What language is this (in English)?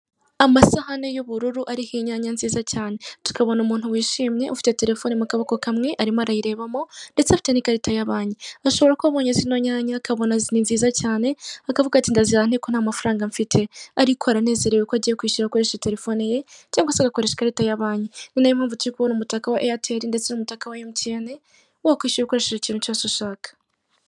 Kinyarwanda